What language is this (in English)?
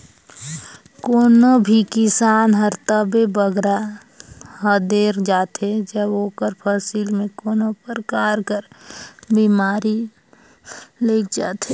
Chhattisgarhi